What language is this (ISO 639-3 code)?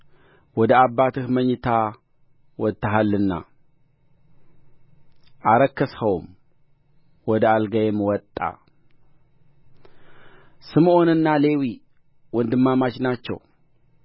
amh